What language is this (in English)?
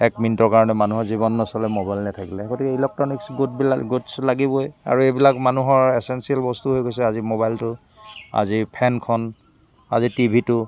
Assamese